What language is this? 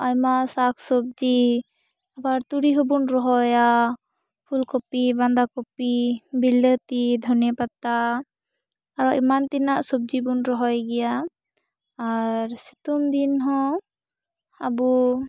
Santali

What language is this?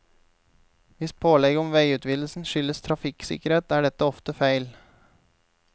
Norwegian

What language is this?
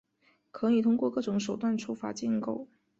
Chinese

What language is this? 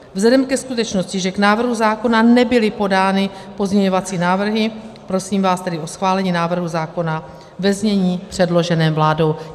Czech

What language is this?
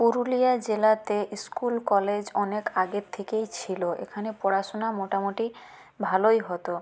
Bangla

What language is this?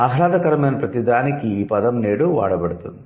Telugu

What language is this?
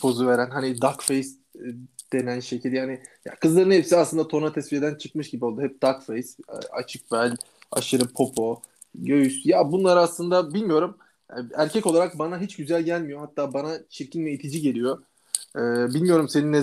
Turkish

